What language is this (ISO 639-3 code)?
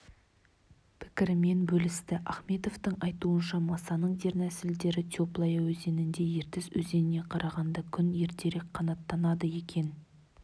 kaz